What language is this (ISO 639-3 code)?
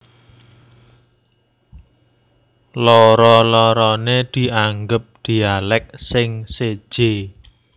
jav